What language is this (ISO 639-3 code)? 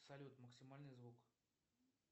rus